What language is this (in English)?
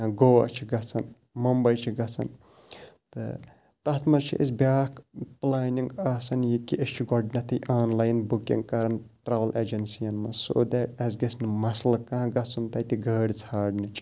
Kashmiri